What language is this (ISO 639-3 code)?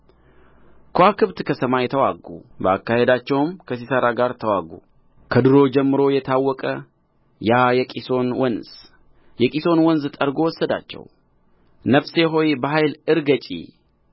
amh